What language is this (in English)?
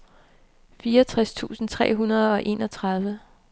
Danish